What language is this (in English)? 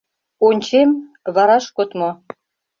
Mari